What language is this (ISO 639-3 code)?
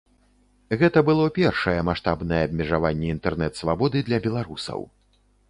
bel